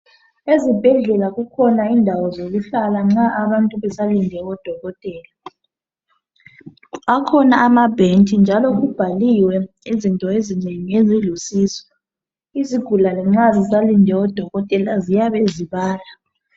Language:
North Ndebele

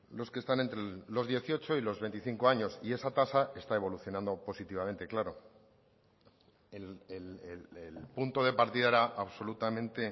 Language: Spanish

